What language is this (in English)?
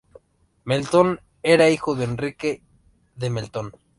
Spanish